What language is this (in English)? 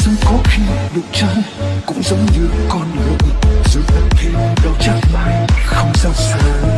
Vietnamese